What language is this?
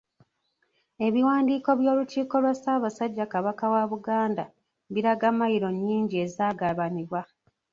Ganda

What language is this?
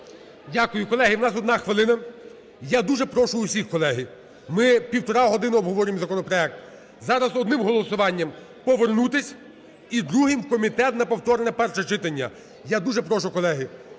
Ukrainian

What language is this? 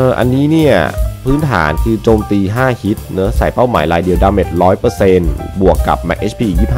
Thai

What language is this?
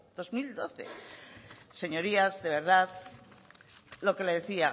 Spanish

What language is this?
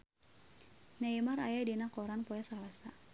Sundanese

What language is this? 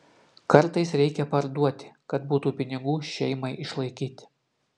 Lithuanian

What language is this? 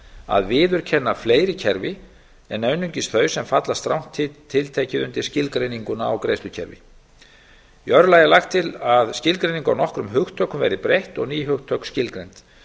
Icelandic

